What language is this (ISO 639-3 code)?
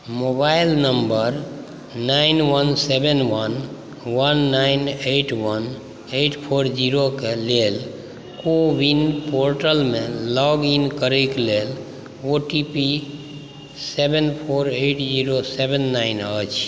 mai